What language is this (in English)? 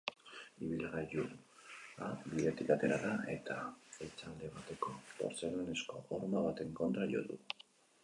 Basque